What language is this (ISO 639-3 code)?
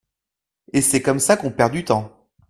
fra